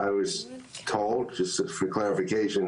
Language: Hebrew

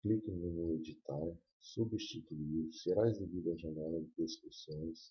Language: Portuguese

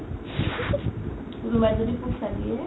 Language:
Assamese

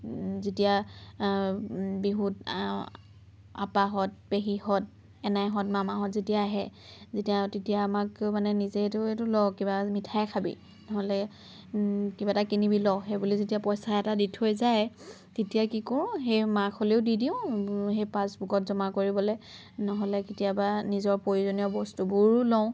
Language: Assamese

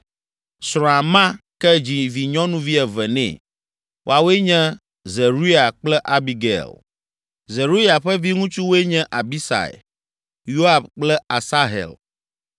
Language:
Ewe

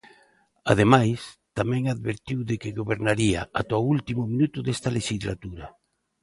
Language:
Galician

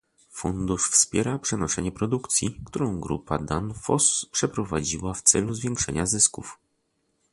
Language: Polish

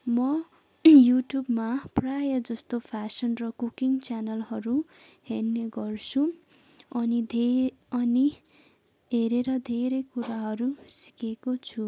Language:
Nepali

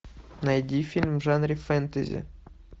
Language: Russian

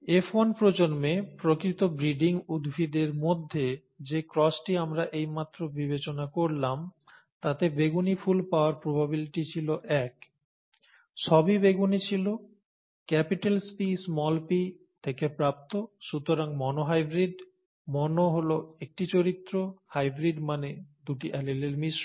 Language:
Bangla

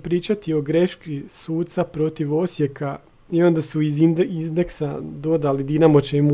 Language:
Croatian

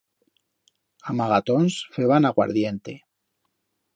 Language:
Aragonese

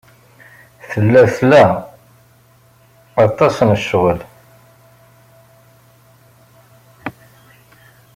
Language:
Kabyle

